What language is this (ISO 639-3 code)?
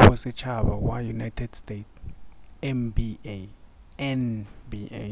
nso